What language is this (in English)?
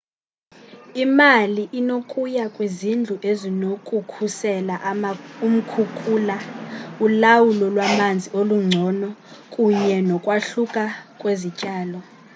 Xhosa